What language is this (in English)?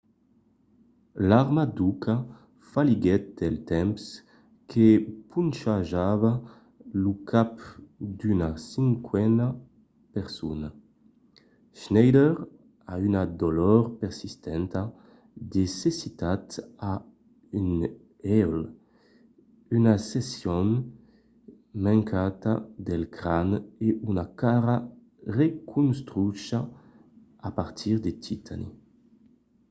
Occitan